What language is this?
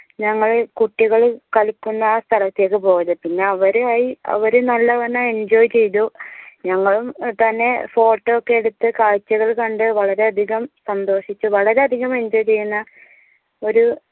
Malayalam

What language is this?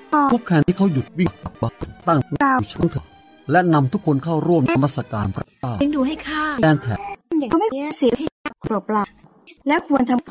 Thai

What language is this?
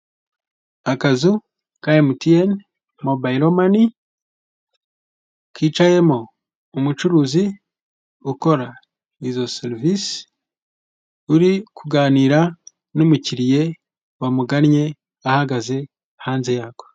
Kinyarwanda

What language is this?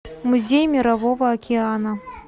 Russian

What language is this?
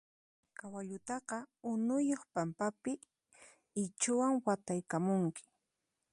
Puno Quechua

